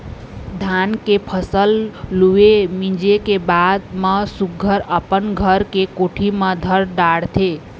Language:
Chhattisgarhi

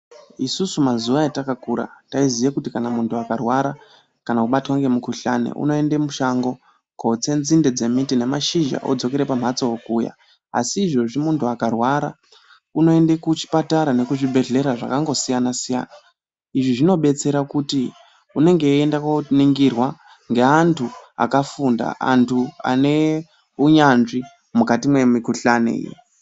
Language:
Ndau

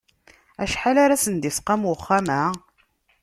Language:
Kabyle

